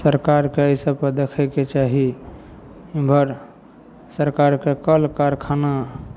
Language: Maithili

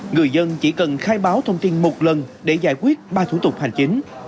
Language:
Vietnamese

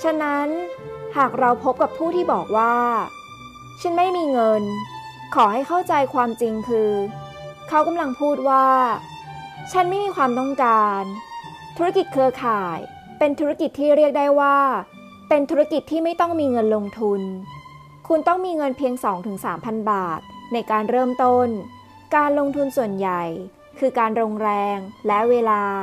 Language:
Thai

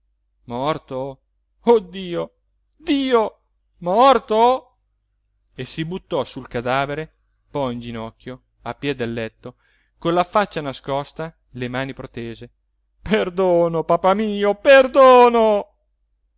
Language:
Italian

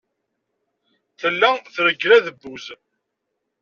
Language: Kabyle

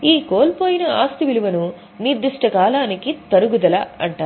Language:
Telugu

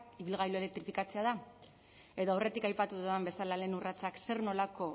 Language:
Basque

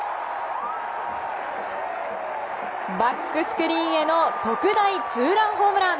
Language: Japanese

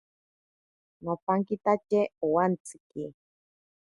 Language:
Ashéninka Perené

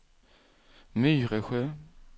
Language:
Swedish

